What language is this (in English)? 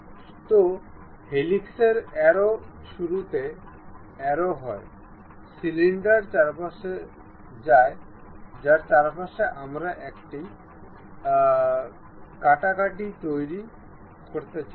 Bangla